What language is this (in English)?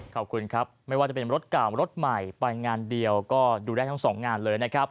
Thai